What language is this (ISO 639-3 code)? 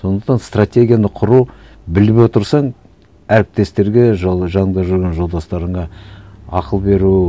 kaz